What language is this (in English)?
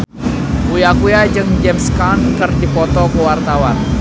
Sundanese